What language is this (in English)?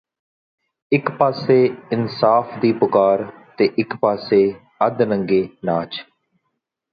Punjabi